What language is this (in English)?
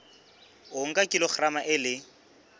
Southern Sotho